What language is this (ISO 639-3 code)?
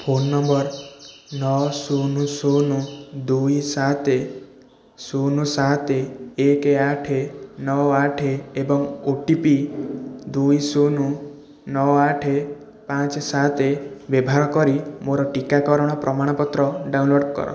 ori